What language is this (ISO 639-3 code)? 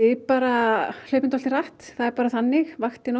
isl